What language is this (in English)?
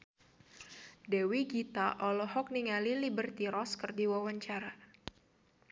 Sundanese